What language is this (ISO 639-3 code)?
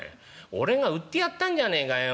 jpn